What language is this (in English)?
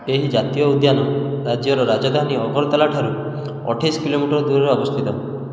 Odia